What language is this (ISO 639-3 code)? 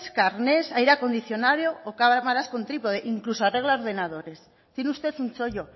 spa